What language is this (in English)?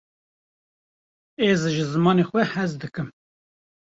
Kurdish